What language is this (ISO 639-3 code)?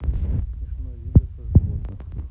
rus